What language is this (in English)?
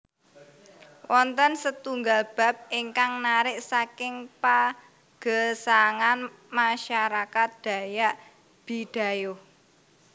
Javanese